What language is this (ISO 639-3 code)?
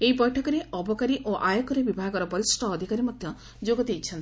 ori